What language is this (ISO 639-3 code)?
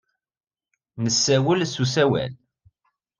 kab